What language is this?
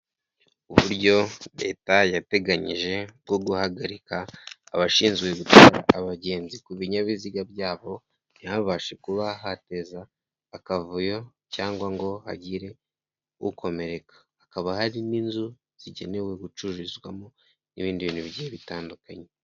Kinyarwanda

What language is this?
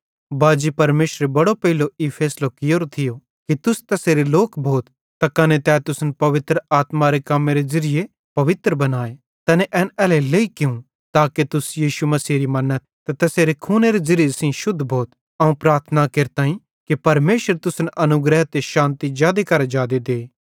Bhadrawahi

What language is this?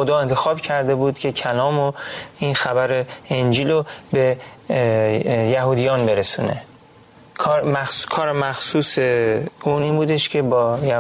Persian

